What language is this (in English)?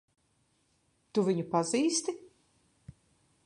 Latvian